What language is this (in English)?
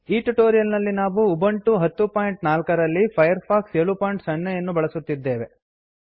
Kannada